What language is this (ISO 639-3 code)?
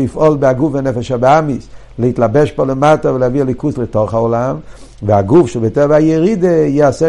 heb